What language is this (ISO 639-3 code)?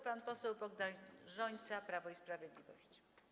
pol